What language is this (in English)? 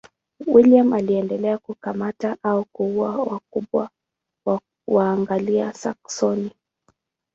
Swahili